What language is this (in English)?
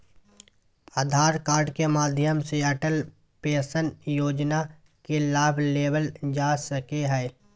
Magahi